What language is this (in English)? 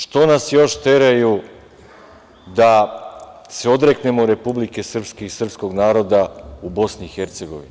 Serbian